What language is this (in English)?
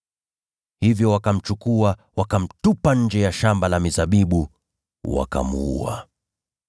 Swahili